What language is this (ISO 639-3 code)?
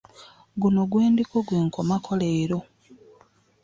lug